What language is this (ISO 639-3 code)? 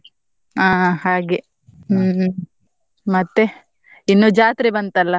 kan